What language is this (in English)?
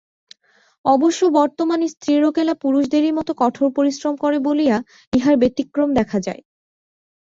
Bangla